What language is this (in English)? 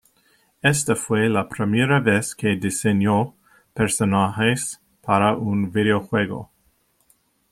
Spanish